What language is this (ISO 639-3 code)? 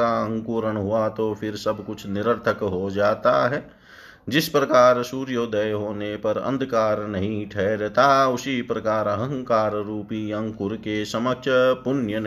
hin